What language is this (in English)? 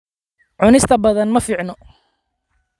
Somali